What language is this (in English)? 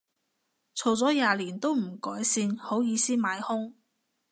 Cantonese